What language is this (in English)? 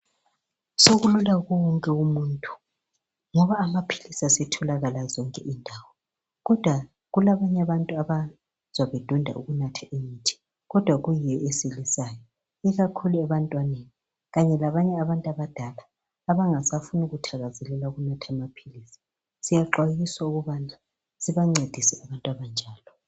North Ndebele